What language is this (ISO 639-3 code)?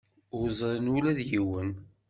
kab